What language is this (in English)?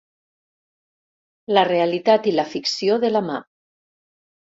Catalan